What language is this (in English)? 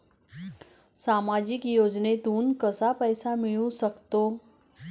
Marathi